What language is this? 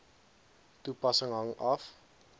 Afrikaans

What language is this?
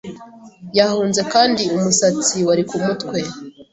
Kinyarwanda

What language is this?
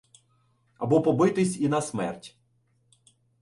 Ukrainian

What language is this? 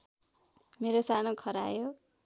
Nepali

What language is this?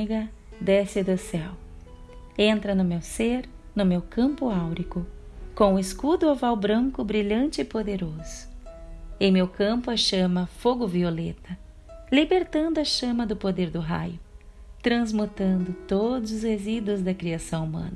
Portuguese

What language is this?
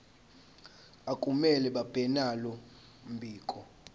Zulu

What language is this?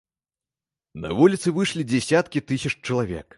Belarusian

